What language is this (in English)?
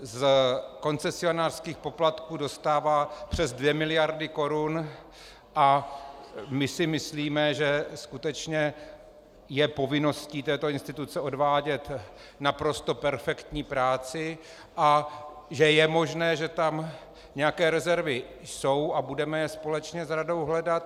Czech